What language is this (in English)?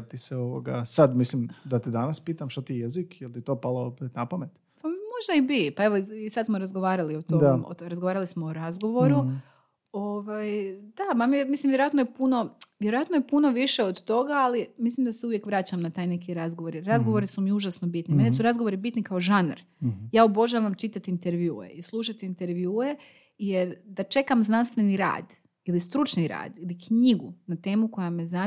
Croatian